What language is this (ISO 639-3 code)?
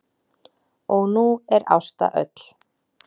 isl